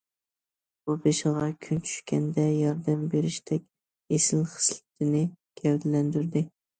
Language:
Uyghur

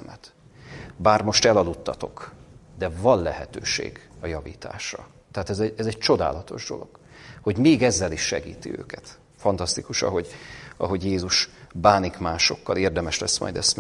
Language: Hungarian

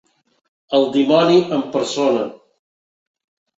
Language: Catalan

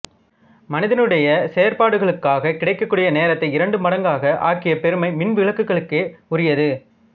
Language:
Tamil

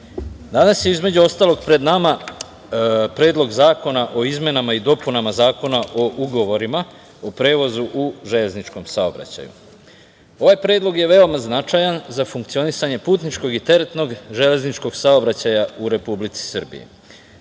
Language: Serbian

